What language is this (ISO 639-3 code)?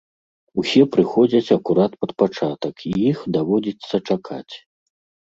bel